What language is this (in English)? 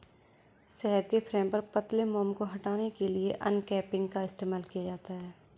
Hindi